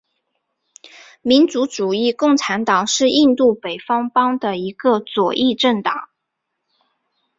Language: Chinese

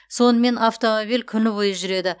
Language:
Kazakh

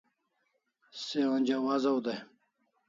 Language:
Kalasha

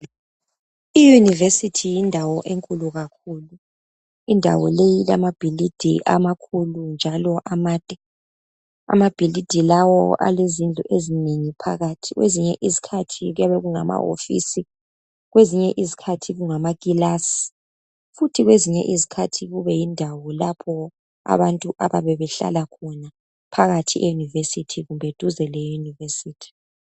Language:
North Ndebele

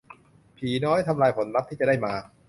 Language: Thai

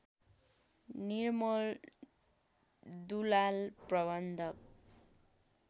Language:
Nepali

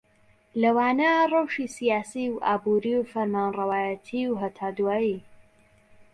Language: Central Kurdish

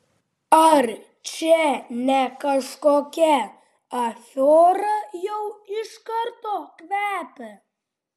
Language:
Lithuanian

